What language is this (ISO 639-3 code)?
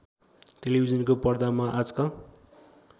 nep